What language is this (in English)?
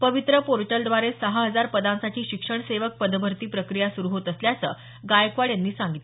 Marathi